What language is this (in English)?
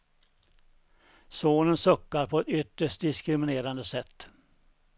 Swedish